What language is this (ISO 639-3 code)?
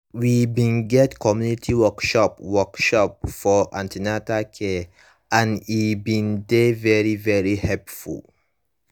pcm